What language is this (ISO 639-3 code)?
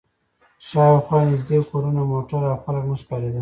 pus